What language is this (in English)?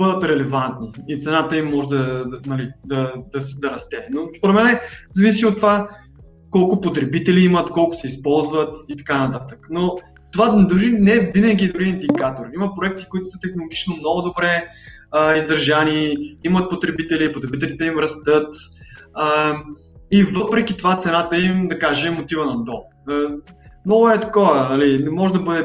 Bulgarian